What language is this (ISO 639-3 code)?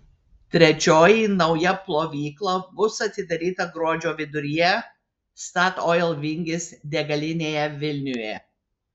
lit